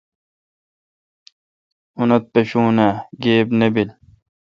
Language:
Kalkoti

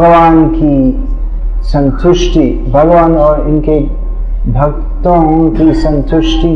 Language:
Hindi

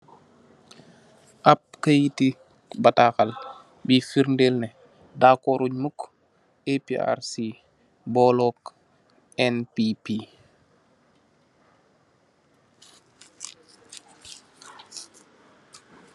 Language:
Wolof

